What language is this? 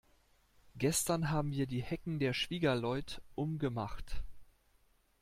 German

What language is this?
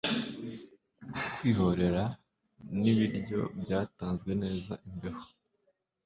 Kinyarwanda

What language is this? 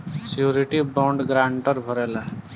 Bhojpuri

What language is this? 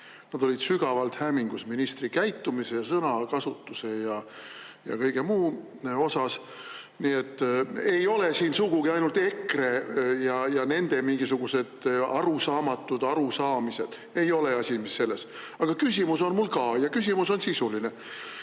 Estonian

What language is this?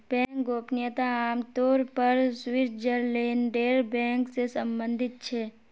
Magahi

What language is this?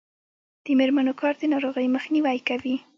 Pashto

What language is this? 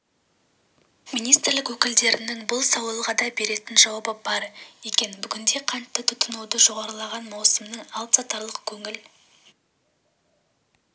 Kazakh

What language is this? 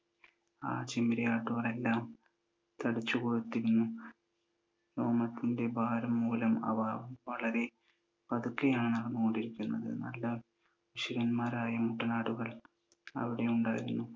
Malayalam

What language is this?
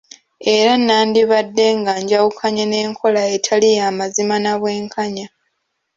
Ganda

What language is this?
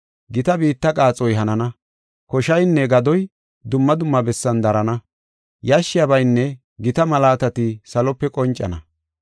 Gofa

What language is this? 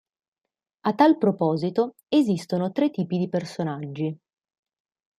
Italian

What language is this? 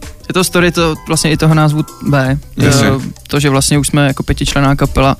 Czech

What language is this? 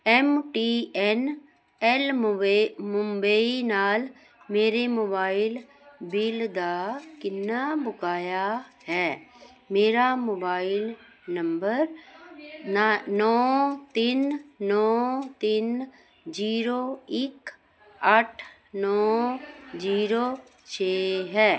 Punjabi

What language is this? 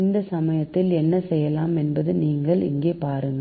Tamil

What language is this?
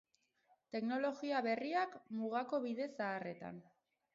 Basque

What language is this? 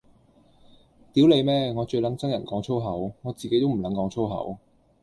Cantonese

